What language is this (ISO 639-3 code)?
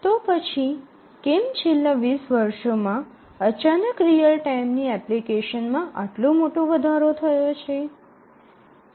guj